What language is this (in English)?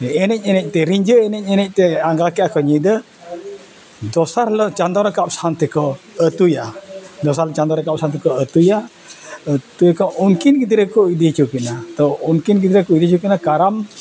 Santali